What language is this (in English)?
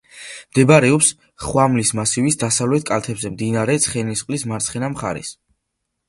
Georgian